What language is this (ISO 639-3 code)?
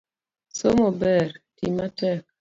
luo